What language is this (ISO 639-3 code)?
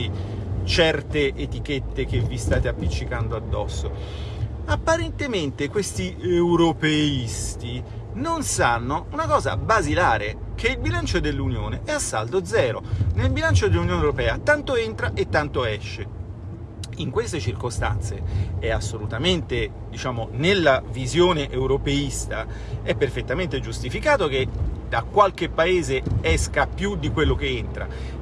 ita